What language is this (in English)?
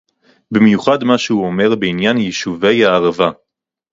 Hebrew